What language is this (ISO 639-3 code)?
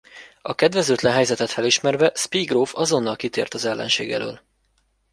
hun